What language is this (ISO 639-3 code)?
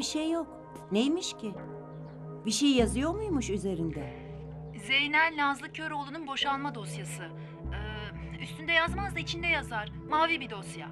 tur